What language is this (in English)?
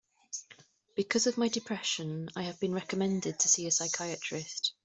English